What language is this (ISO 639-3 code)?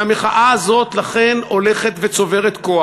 heb